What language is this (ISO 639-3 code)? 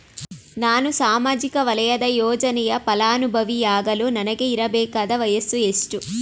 kan